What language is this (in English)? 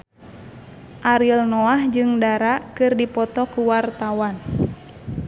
Sundanese